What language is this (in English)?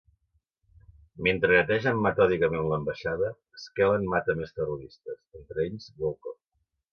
Catalan